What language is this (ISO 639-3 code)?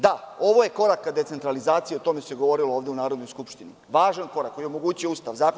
srp